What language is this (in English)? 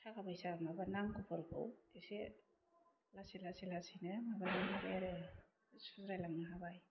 Bodo